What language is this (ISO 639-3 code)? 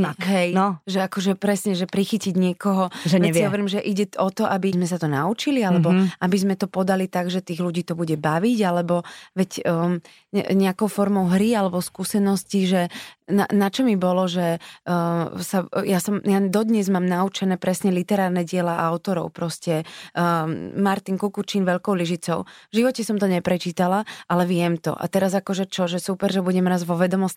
slk